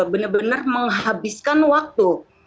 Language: Indonesian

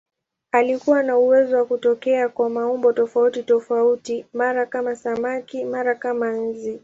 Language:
Swahili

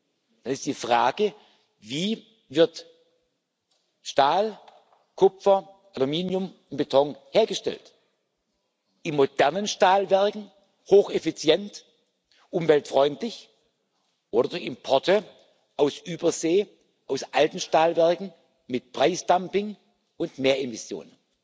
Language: German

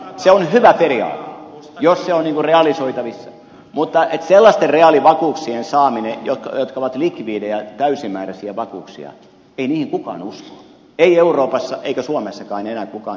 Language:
Finnish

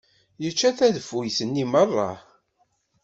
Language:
Kabyle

